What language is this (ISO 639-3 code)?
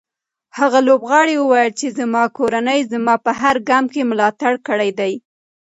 pus